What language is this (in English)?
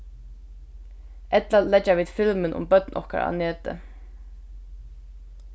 Faroese